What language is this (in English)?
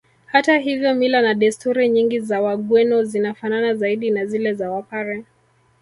Swahili